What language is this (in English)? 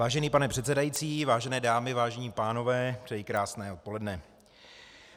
Czech